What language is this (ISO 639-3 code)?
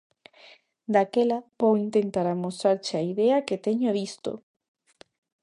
glg